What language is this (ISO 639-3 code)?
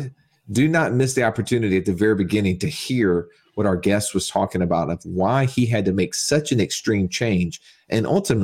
eng